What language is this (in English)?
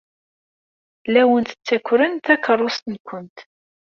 Kabyle